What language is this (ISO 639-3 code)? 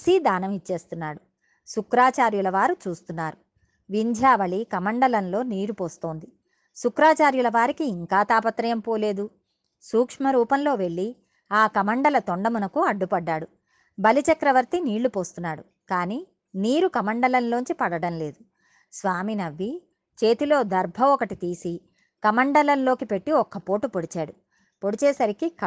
tel